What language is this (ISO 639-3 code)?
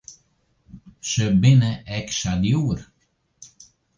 fry